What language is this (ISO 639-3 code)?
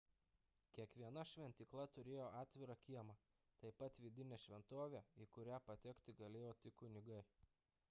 lit